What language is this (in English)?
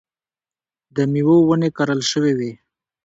Pashto